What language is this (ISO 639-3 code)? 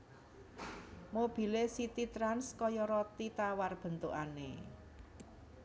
jav